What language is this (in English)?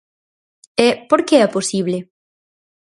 Galician